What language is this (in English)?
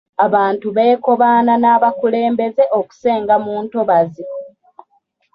Ganda